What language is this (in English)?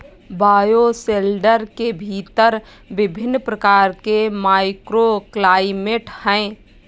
Hindi